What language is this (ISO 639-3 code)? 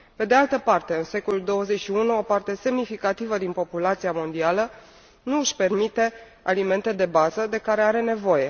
ron